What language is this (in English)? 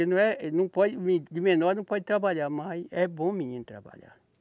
Portuguese